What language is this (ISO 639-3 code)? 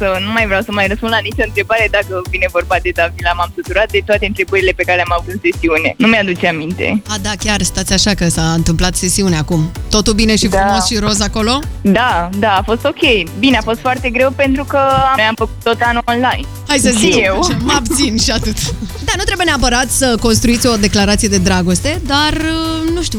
ron